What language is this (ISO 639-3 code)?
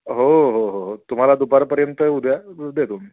mar